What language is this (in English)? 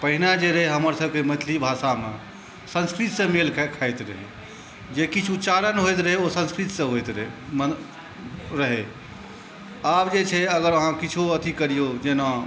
Maithili